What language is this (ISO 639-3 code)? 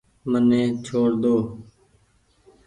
gig